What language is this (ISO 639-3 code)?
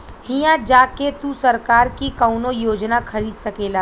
bho